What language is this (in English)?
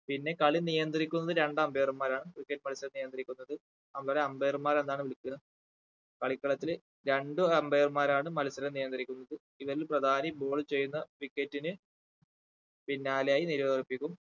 Malayalam